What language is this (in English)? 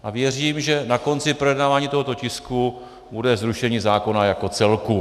Czech